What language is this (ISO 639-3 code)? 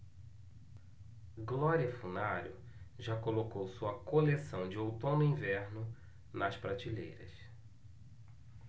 por